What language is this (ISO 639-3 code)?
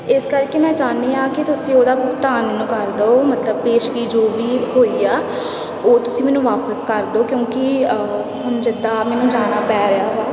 pan